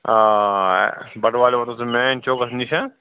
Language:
Kashmiri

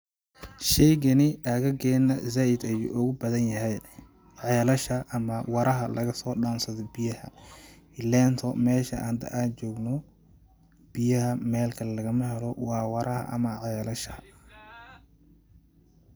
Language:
Somali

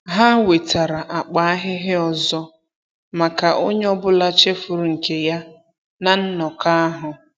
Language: Igbo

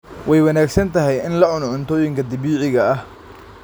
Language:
Somali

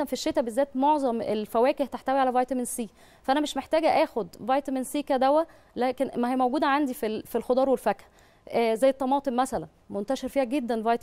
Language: Arabic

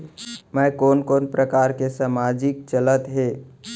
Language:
Chhattisgarhi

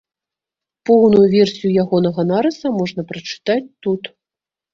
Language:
Belarusian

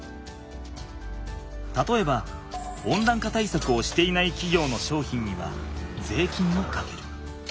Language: Japanese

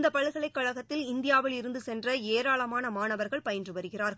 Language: Tamil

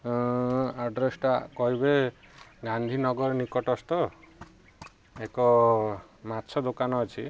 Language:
Odia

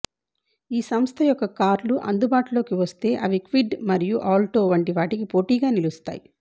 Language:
Telugu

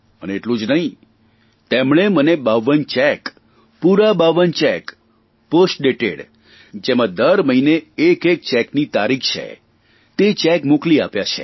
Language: Gujarati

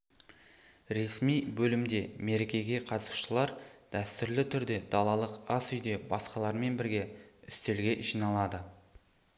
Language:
Kazakh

